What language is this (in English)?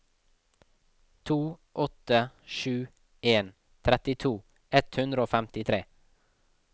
Norwegian